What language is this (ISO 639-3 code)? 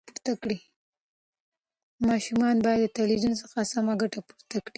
pus